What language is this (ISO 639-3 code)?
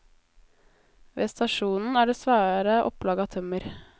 nor